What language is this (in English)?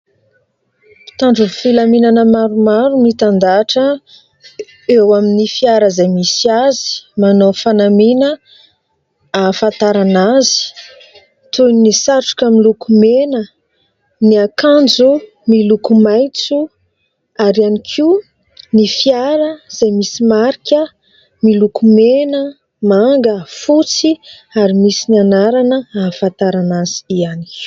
Malagasy